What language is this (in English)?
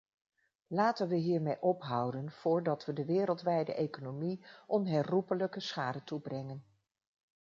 Dutch